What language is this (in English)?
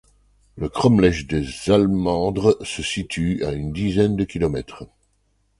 French